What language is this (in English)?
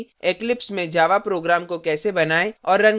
Hindi